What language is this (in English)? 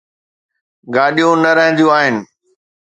Sindhi